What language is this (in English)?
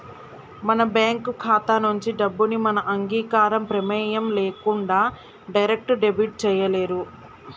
Telugu